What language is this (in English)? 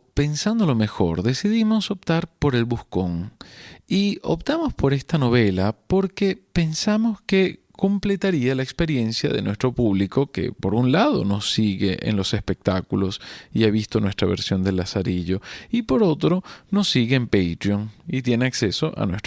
Spanish